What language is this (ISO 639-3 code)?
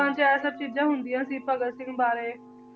pan